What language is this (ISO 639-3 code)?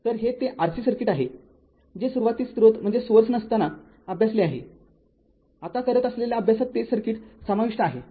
mar